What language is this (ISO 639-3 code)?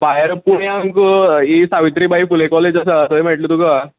kok